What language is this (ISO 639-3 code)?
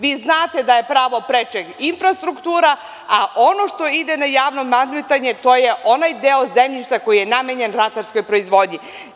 srp